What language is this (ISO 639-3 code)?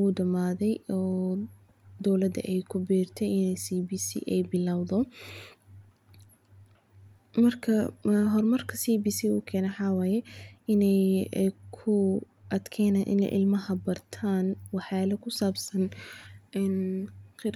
som